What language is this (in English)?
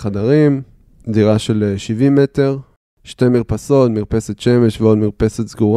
Hebrew